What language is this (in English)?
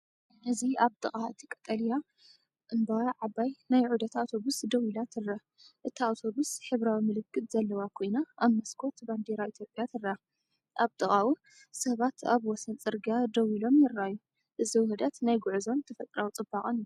Tigrinya